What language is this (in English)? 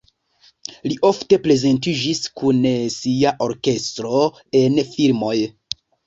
Esperanto